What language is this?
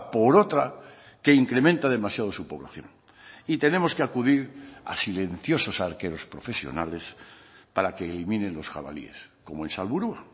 Spanish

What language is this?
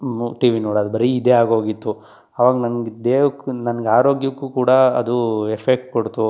Kannada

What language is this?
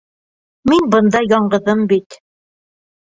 Bashkir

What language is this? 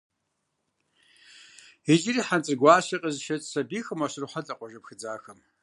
Kabardian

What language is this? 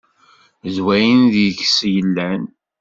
Kabyle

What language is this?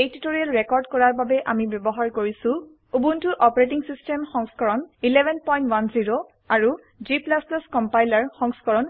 Assamese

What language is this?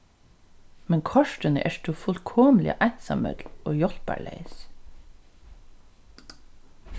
Faroese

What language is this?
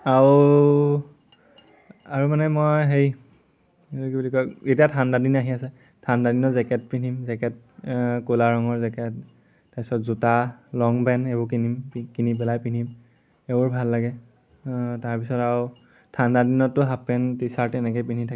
Assamese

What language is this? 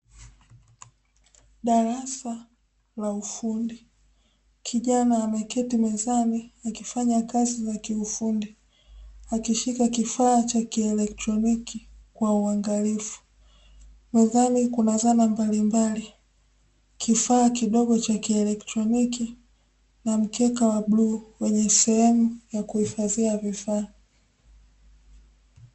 Swahili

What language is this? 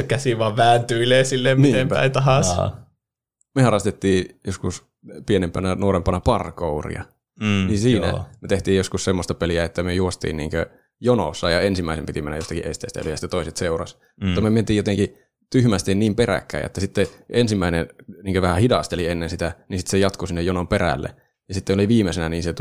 Finnish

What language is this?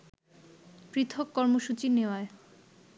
Bangla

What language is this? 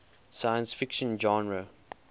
English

